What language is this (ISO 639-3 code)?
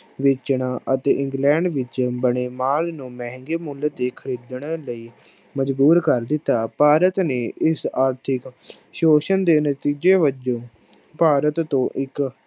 pan